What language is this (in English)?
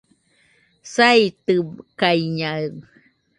Nüpode Huitoto